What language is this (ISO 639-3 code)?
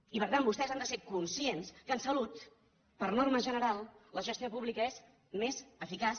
cat